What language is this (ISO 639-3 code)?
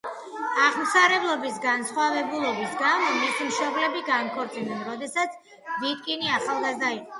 kat